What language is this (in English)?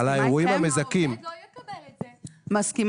Hebrew